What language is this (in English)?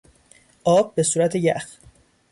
Persian